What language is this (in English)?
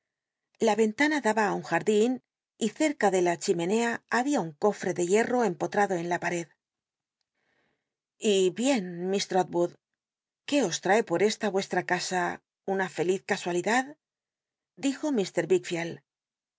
Spanish